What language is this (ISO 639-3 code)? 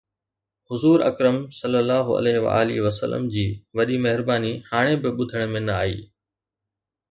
snd